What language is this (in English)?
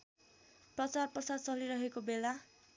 Nepali